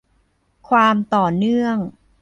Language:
Thai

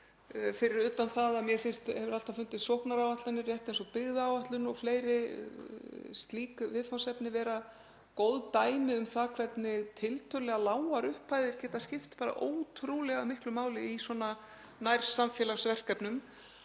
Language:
Icelandic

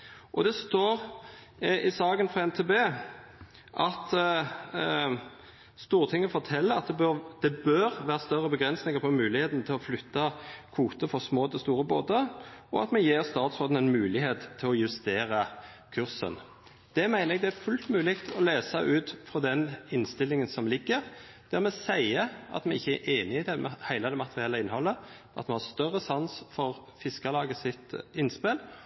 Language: Norwegian Nynorsk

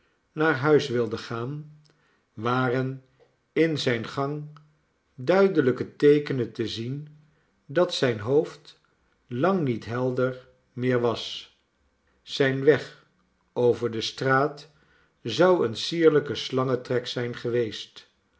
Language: Dutch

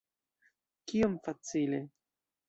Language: Esperanto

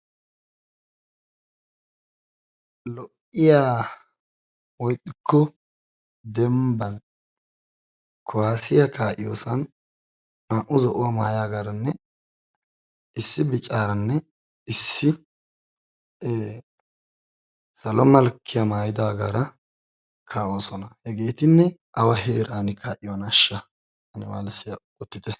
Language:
Wolaytta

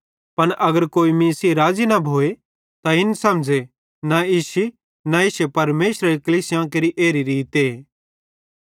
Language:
Bhadrawahi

